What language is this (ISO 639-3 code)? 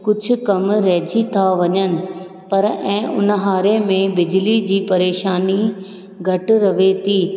snd